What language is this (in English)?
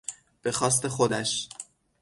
Persian